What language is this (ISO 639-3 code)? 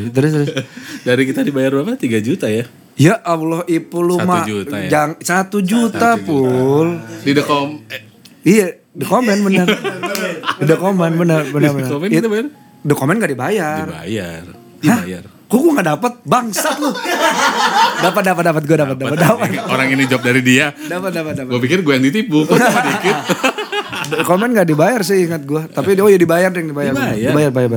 ind